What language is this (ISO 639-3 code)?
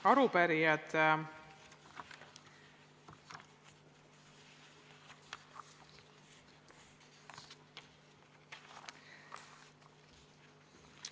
est